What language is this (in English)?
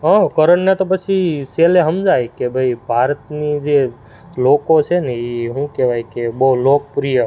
Gujarati